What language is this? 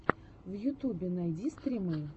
Russian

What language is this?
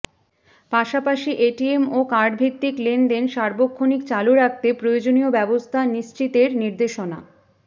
Bangla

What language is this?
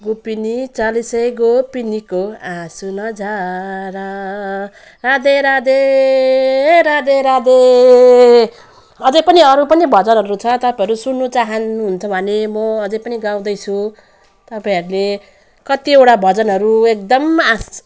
Nepali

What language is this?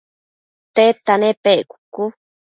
Matsés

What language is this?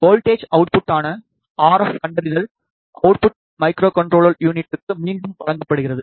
Tamil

